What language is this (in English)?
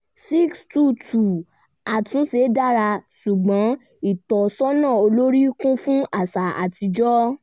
Yoruba